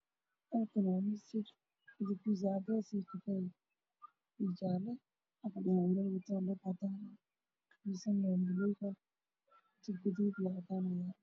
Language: Somali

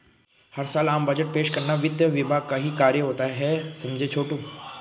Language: Hindi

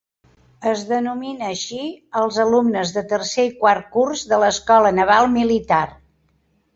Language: Catalan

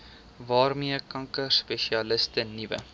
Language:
Afrikaans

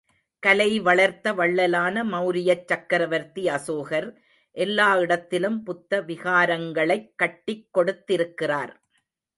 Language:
Tamil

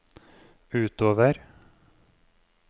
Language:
Norwegian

